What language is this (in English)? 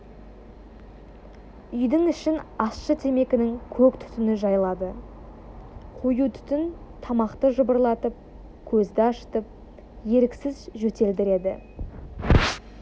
Kazakh